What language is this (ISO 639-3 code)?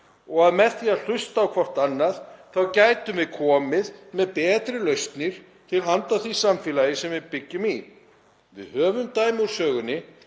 isl